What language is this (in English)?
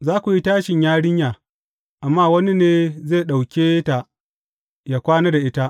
Hausa